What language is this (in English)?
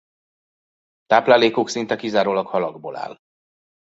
Hungarian